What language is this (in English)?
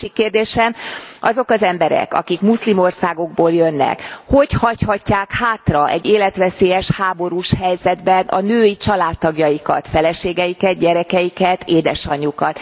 Hungarian